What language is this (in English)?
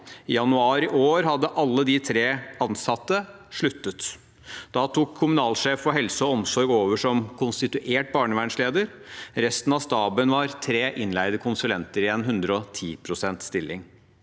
Norwegian